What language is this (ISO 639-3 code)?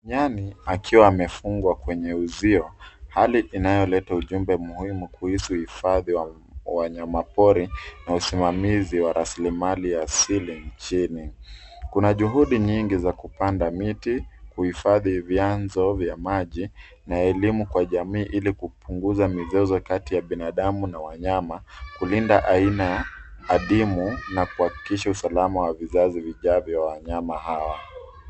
swa